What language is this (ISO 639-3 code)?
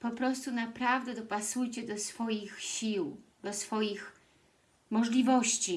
pol